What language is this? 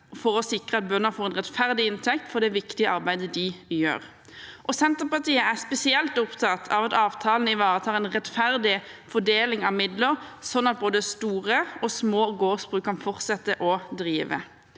Norwegian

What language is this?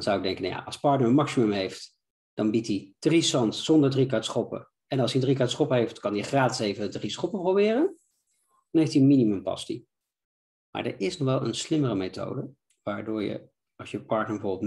Dutch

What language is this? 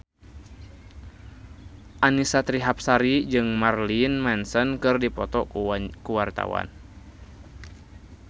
Sundanese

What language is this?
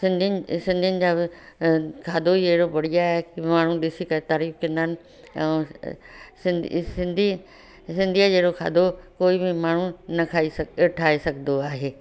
Sindhi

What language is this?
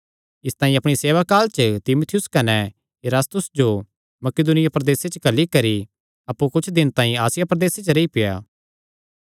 Kangri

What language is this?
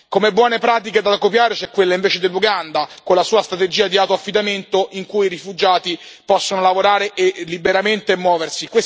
Italian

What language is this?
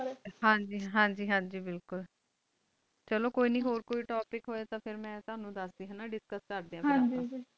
Punjabi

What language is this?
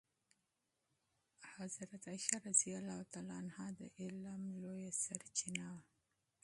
Pashto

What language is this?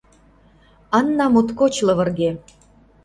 Mari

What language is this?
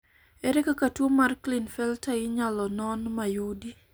Luo (Kenya and Tanzania)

